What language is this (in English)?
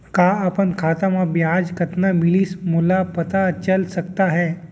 Chhattisgarhi